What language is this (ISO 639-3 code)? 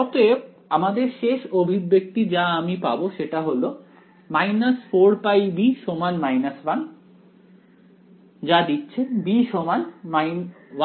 ben